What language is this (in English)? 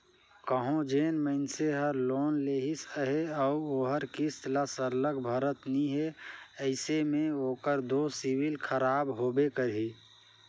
Chhattisgarhi